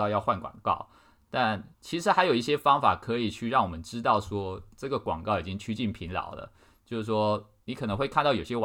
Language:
Chinese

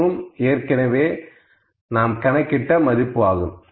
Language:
Tamil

